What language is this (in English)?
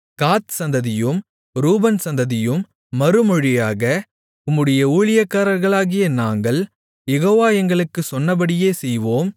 Tamil